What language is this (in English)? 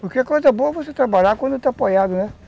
Portuguese